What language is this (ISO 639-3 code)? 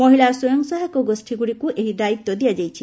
ori